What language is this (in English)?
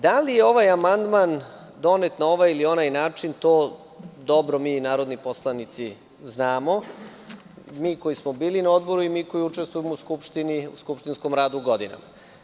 Serbian